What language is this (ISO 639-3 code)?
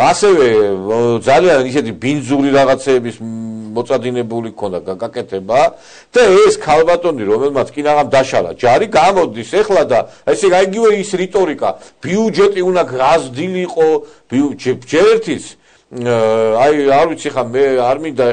ron